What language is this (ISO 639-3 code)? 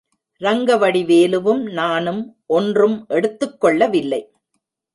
tam